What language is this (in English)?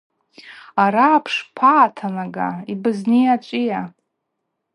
Abaza